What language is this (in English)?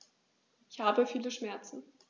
German